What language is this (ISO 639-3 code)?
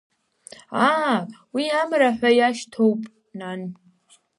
abk